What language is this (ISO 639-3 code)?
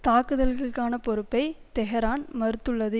tam